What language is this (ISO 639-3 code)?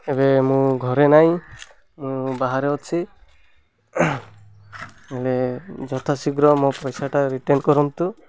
ori